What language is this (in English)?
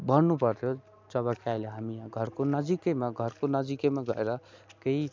Nepali